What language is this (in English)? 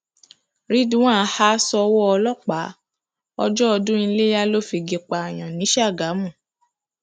Yoruba